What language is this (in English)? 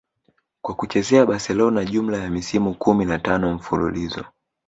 Swahili